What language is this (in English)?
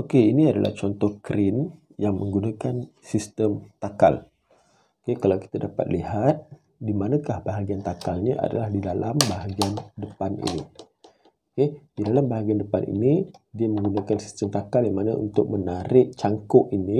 Malay